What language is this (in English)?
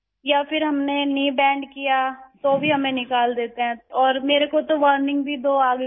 Urdu